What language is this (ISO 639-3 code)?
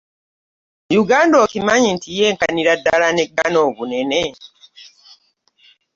lug